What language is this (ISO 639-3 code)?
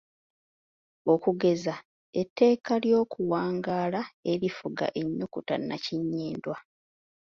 lug